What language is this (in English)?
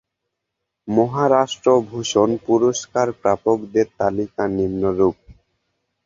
Bangla